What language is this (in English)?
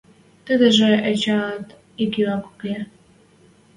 Western Mari